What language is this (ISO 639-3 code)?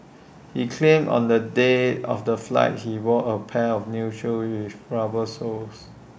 eng